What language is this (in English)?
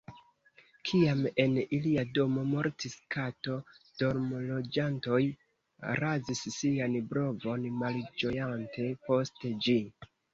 Esperanto